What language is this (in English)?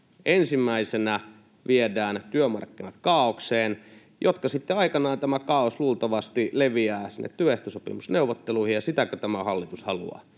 Finnish